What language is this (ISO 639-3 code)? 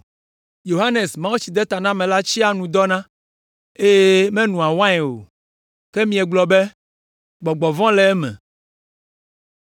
ewe